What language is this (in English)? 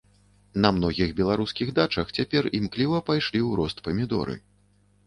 Belarusian